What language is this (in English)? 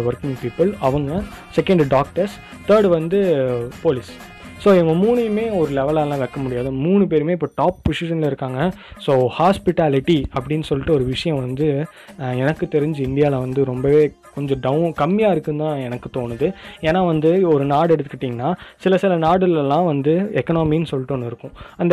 Tamil